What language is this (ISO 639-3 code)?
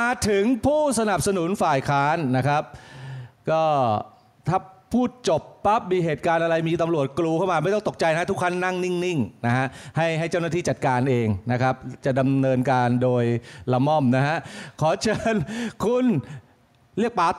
tha